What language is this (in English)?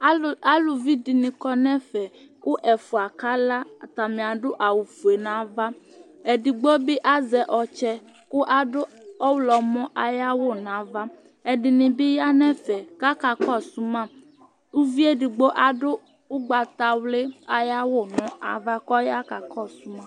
Ikposo